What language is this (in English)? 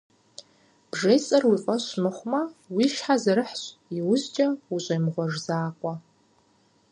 Kabardian